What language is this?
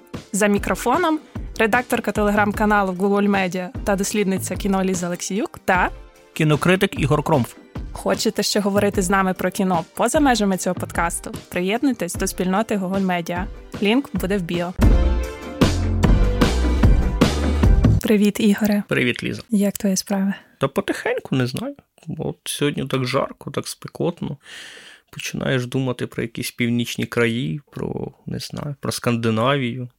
Ukrainian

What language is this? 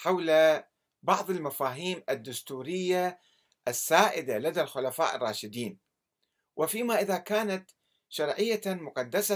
Arabic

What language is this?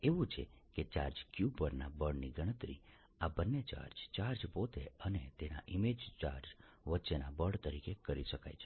Gujarati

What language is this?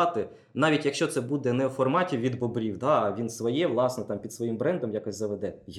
Ukrainian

